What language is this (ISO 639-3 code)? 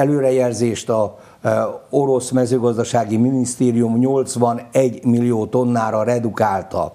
hun